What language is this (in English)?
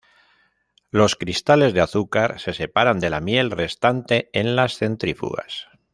Spanish